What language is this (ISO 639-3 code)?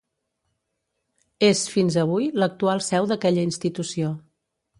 cat